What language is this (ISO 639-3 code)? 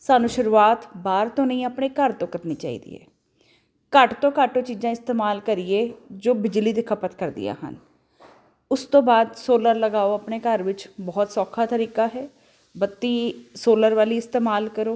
pan